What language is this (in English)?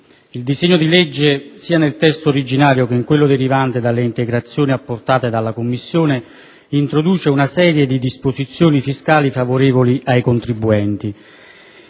Italian